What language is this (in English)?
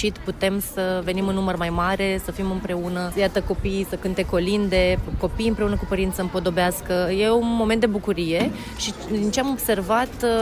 Romanian